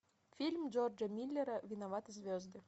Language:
Russian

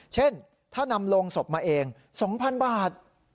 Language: Thai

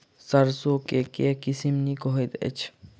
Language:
Maithili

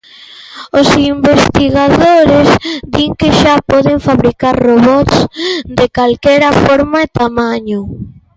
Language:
Galician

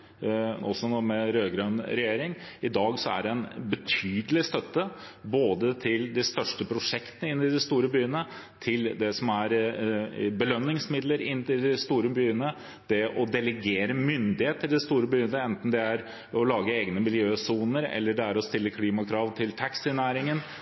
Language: Norwegian Bokmål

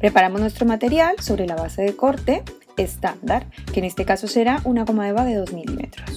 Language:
Spanish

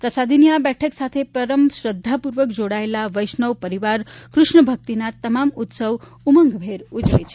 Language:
Gujarati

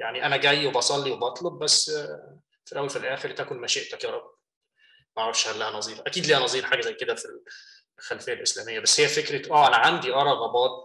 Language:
Arabic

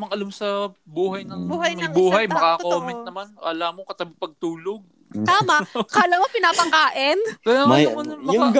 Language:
Filipino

